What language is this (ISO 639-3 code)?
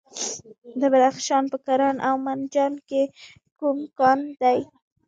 pus